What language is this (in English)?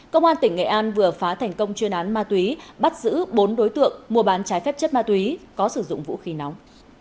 Vietnamese